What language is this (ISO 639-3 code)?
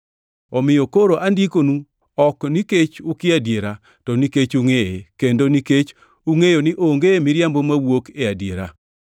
luo